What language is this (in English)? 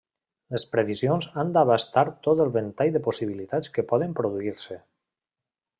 Catalan